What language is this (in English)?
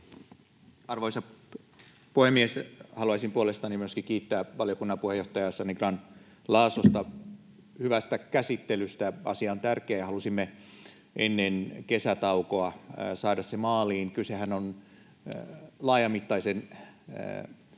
Finnish